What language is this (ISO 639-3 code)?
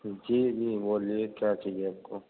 urd